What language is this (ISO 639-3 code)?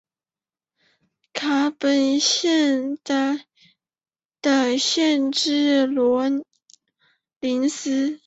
zho